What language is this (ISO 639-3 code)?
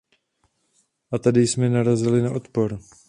ces